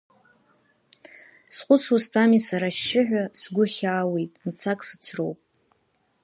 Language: Abkhazian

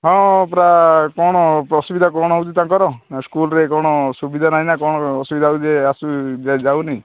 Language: Odia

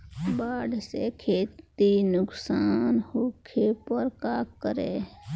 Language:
Bhojpuri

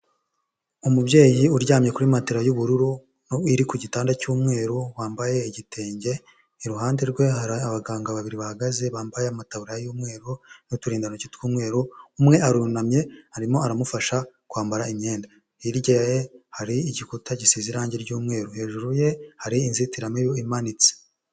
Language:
Kinyarwanda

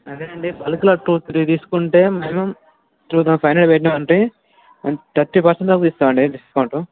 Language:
Telugu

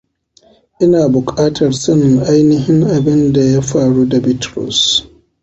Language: Hausa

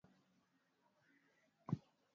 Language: Swahili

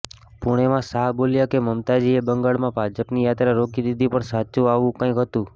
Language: Gujarati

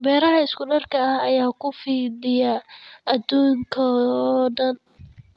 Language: Somali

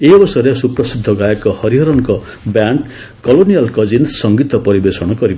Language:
Odia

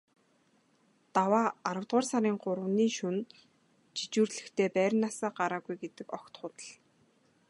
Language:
Mongolian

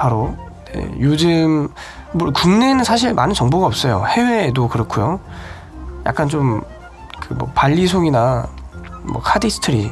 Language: Korean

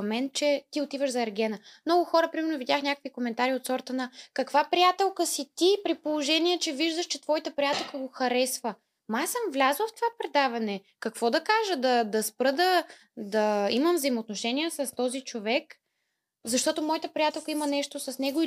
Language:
Bulgarian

